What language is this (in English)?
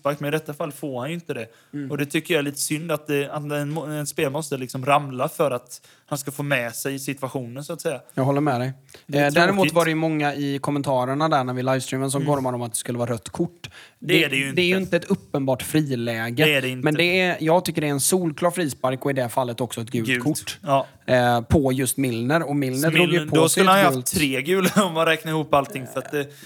Swedish